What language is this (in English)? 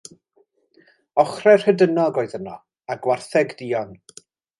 Welsh